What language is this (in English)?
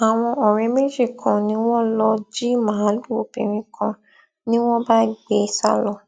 Yoruba